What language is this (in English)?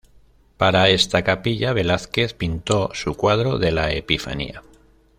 Spanish